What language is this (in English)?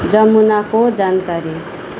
Nepali